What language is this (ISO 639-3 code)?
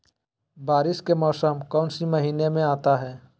mag